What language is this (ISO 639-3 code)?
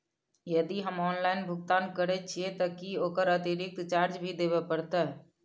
mai